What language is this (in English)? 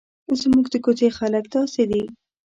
Pashto